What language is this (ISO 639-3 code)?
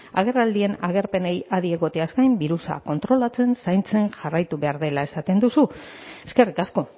eus